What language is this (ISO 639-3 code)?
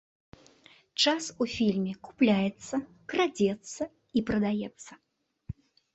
bel